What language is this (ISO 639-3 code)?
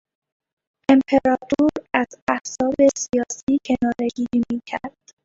fas